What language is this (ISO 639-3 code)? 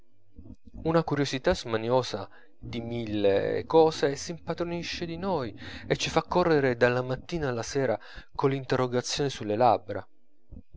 ita